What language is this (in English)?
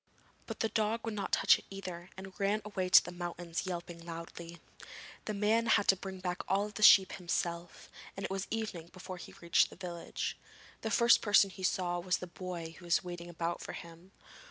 English